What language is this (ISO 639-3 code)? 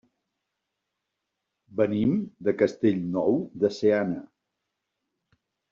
cat